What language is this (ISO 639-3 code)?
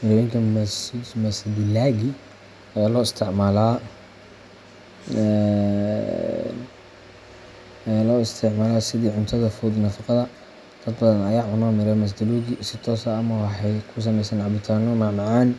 som